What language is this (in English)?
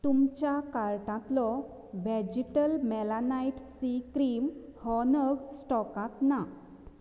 Konkani